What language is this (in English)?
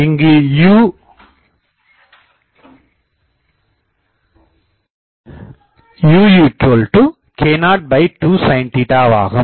Tamil